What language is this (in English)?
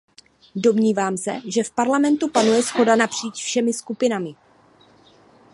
Czech